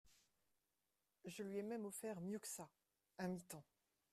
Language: French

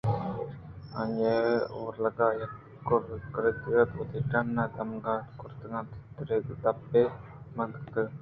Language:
Eastern Balochi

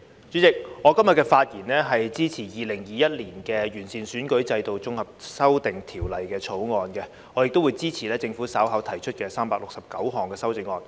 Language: Cantonese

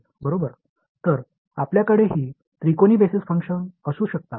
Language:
Tamil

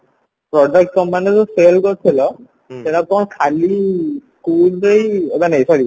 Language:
Odia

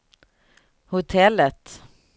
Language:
Swedish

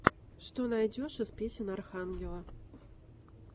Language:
Russian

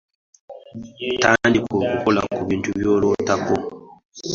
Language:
Ganda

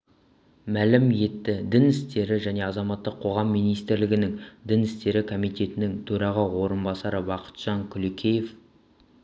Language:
Kazakh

